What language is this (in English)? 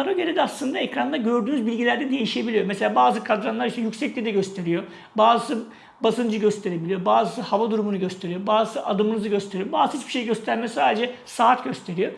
Turkish